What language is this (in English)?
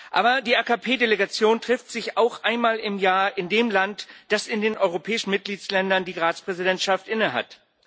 German